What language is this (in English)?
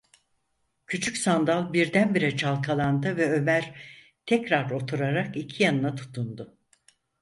Turkish